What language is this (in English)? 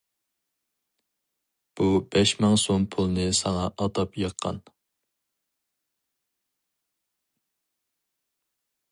Uyghur